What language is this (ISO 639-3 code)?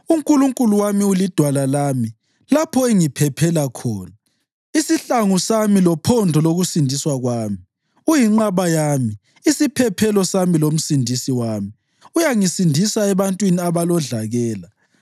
nde